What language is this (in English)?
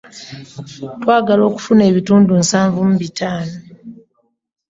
Ganda